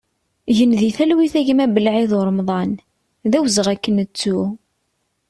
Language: Kabyle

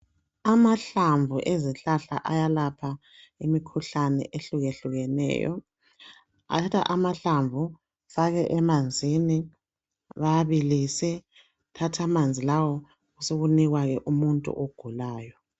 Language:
North Ndebele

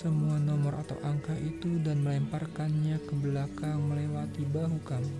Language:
Indonesian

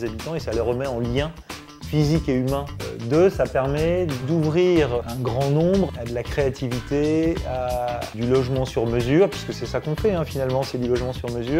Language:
French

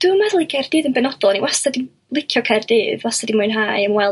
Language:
Welsh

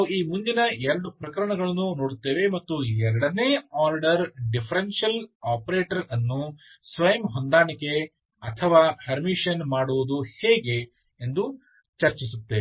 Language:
Kannada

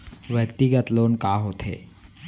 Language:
Chhattisgarhi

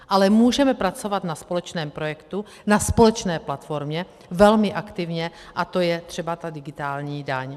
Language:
Czech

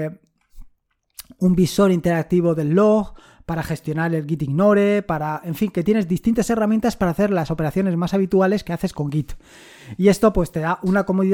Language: Spanish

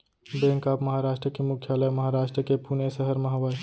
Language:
Chhattisgarhi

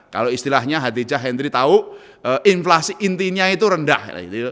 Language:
Indonesian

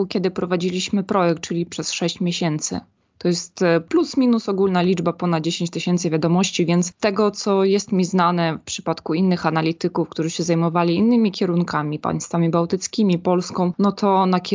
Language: Polish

